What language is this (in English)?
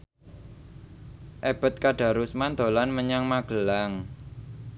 Javanese